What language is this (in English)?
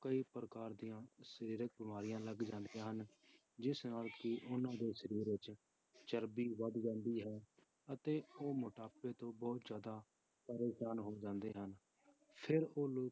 Punjabi